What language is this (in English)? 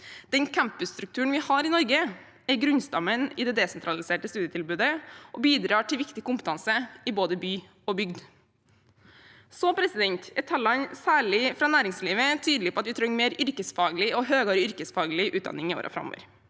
Norwegian